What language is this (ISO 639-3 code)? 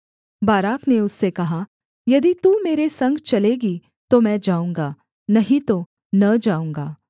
hin